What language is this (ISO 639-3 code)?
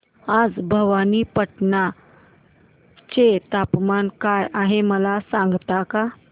mar